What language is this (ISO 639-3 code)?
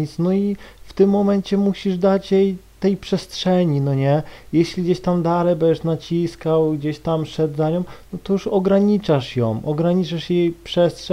pol